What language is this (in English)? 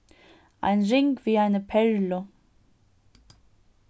Faroese